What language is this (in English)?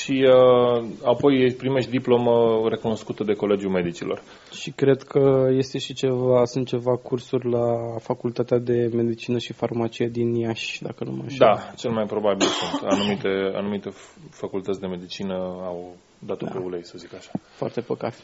Romanian